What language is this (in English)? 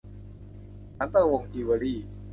Thai